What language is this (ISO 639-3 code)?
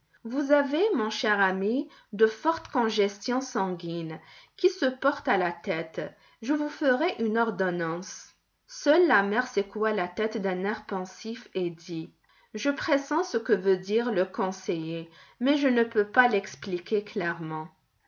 fra